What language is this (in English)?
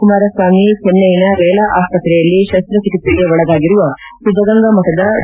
Kannada